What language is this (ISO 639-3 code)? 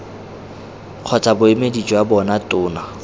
tsn